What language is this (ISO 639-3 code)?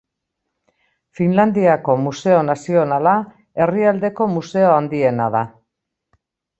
eus